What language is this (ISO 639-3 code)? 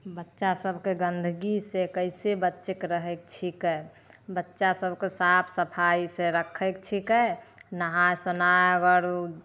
mai